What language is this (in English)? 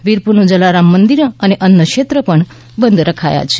Gujarati